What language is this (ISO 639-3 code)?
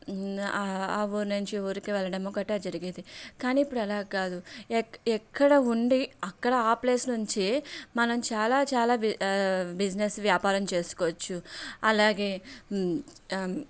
tel